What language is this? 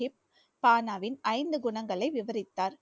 Tamil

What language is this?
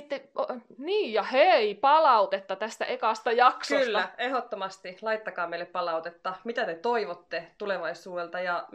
Finnish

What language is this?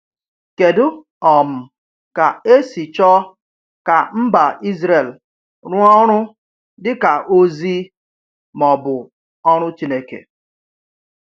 Igbo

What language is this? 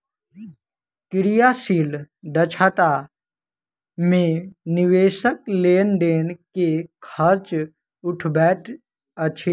Maithili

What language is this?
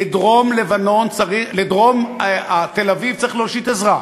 Hebrew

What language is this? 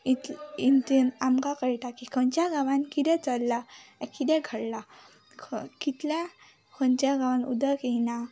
Konkani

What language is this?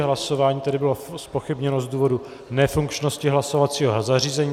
Czech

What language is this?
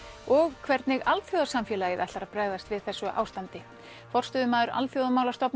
Icelandic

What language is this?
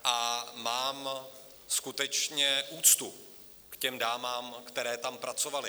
Czech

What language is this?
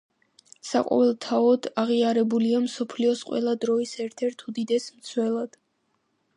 Georgian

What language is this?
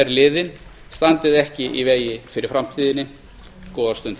Icelandic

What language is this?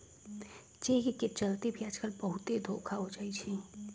Magahi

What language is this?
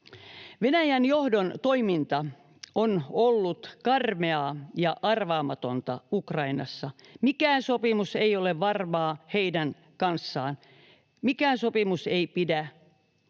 Finnish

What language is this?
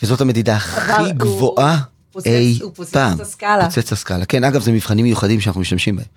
Hebrew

